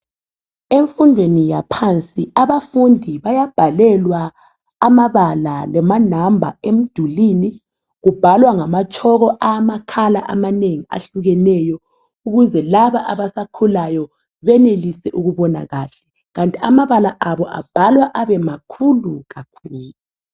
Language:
North Ndebele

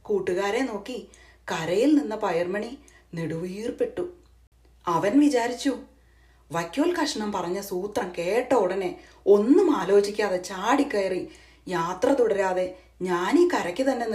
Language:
Malayalam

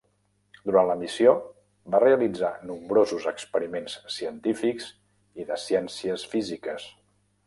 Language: Catalan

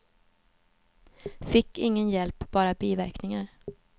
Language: Swedish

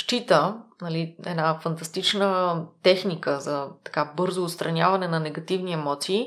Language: Bulgarian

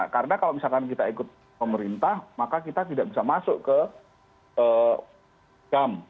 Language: Indonesian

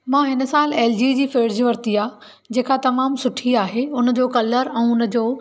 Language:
Sindhi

